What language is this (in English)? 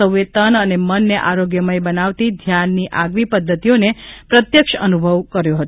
Gujarati